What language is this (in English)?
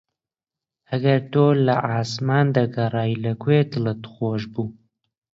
Central Kurdish